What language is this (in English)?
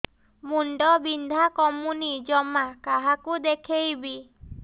Odia